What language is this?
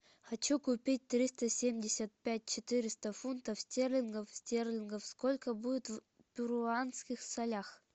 Russian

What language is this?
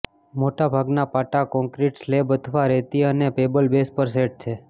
Gujarati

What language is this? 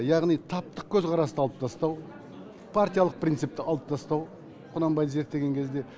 Kazakh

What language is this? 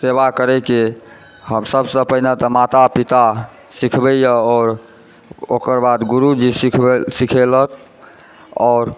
Maithili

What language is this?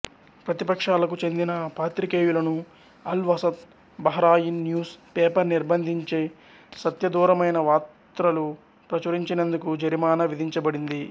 Telugu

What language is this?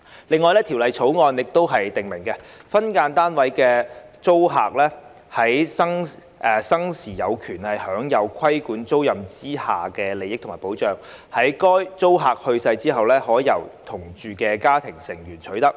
Cantonese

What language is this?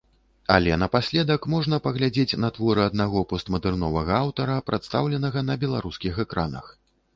Belarusian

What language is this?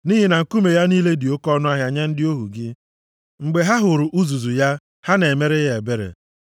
Igbo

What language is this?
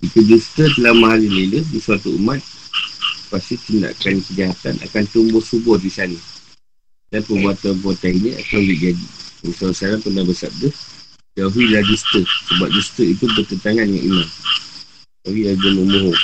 Malay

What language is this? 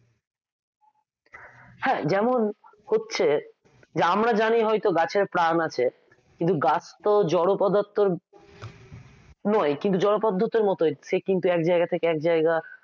Bangla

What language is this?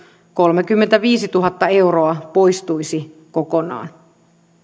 Finnish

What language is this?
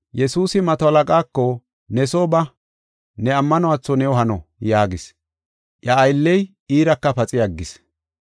Gofa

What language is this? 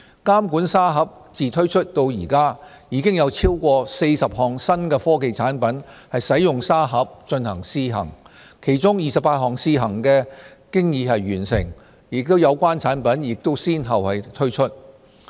Cantonese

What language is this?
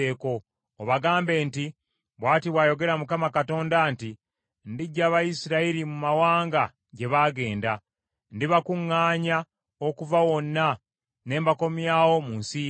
Ganda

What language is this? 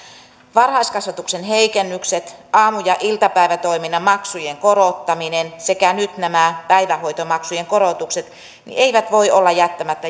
Finnish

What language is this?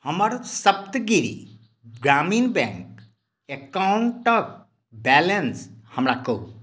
Maithili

